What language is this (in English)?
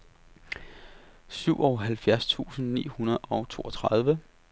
Danish